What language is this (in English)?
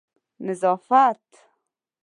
Pashto